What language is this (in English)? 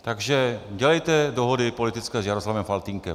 Czech